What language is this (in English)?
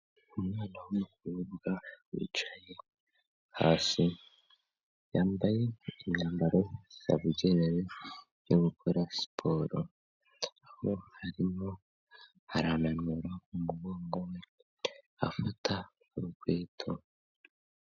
Kinyarwanda